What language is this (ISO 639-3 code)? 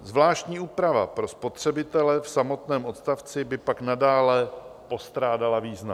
ces